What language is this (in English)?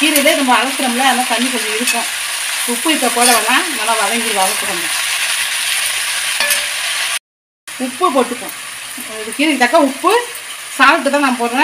Arabic